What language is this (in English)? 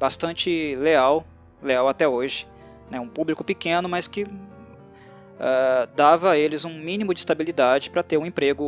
Portuguese